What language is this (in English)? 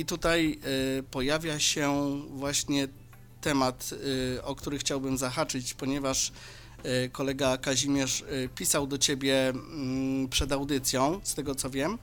Polish